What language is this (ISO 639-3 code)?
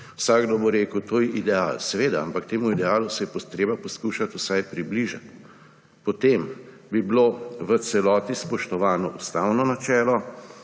slv